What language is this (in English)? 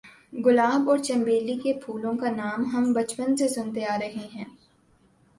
Urdu